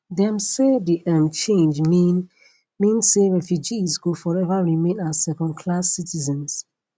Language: Nigerian Pidgin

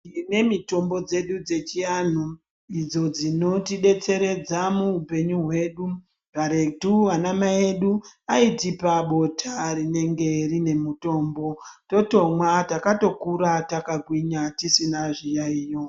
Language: Ndau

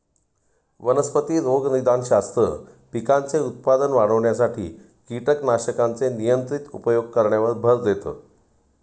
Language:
Marathi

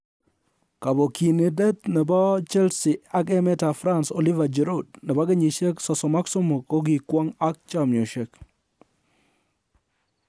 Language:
Kalenjin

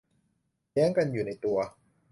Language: Thai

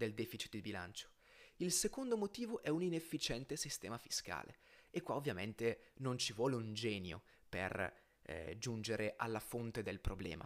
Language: Italian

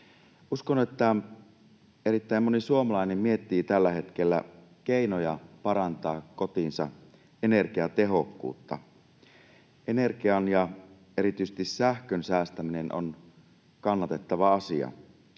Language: Finnish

